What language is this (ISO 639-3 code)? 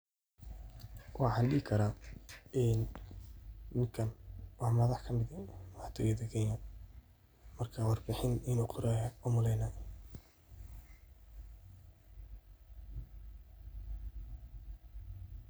som